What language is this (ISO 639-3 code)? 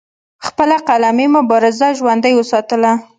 pus